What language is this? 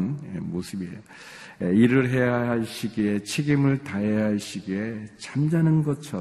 Korean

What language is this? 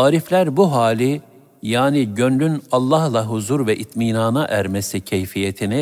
Turkish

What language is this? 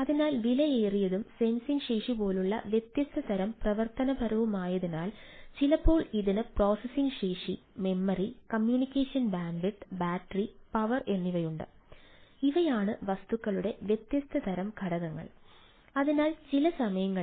Malayalam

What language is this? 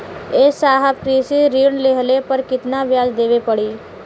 Bhojpuri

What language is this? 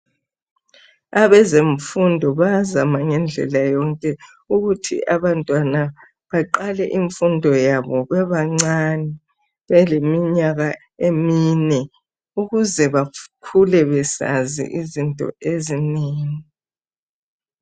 North Ndebele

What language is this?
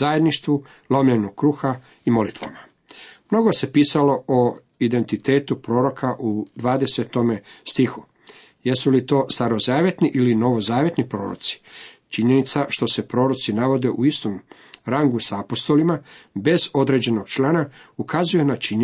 Croatian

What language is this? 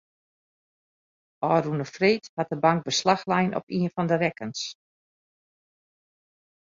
Western Frisian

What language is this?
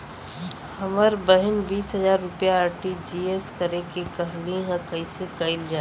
Bhojpuri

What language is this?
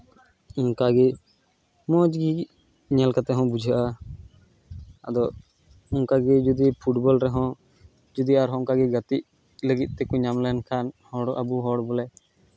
Santali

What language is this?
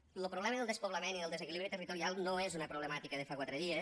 Catalan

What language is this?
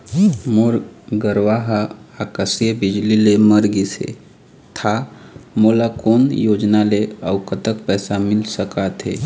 Chhattisgarhi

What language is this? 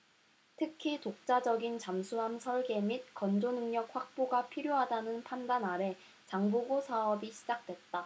Korean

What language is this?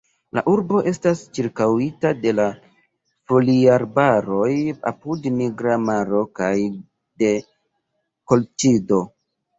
Esperanto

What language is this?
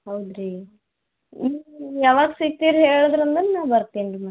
Kannada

